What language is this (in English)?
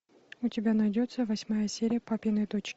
Russian